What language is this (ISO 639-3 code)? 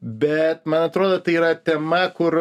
lit